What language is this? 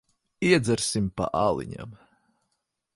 Latvian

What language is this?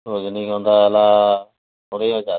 Odia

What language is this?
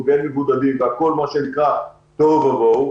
Hebrew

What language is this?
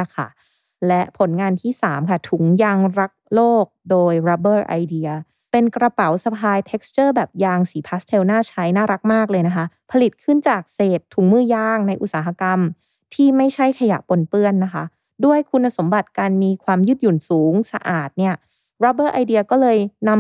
Thai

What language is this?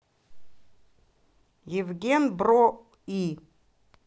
Russian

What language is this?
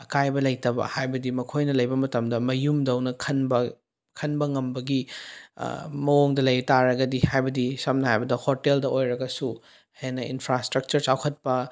Manipuri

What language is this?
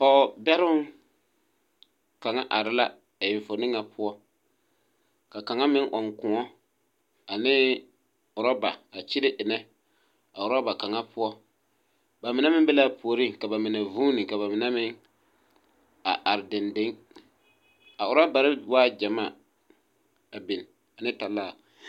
Southern Dagaare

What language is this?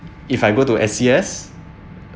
English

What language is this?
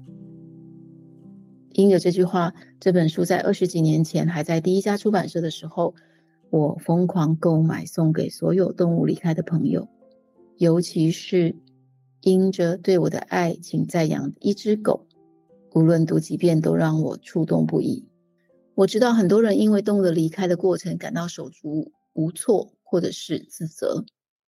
Chinese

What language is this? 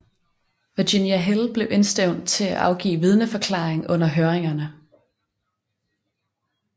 Danish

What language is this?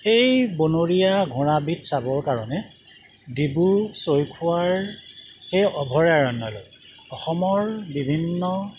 Assamese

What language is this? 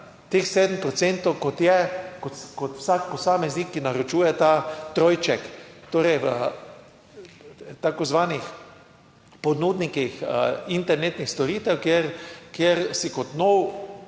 Slovenian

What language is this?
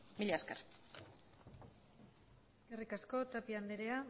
Basque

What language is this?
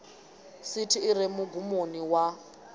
Venda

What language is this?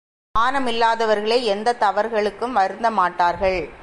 Tamil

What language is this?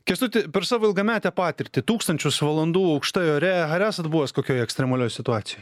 Lithuanian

